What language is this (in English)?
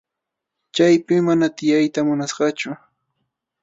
Arequipa-La Unión Quechua